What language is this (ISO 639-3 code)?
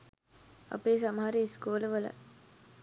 sin